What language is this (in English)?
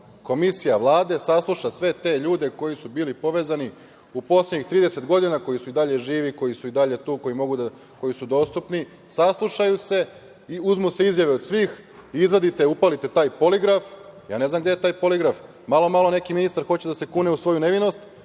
Serbian